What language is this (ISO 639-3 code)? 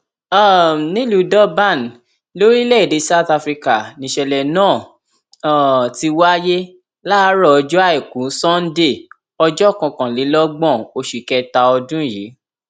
yor